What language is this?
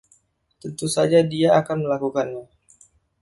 Indonesian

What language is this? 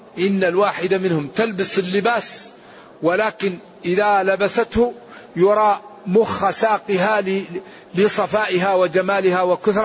Arabic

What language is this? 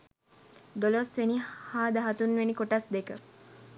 Sinhala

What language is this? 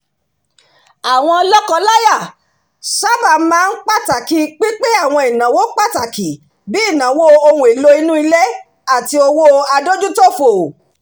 Yoruba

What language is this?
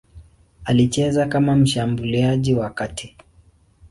Swahili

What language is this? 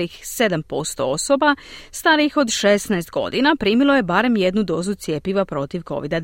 Croatian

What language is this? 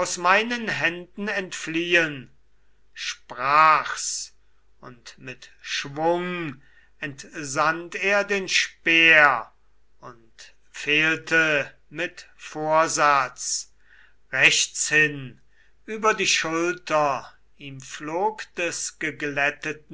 German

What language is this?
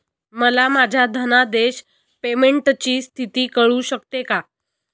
Marathi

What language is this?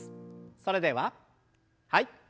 Japanese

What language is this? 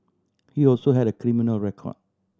English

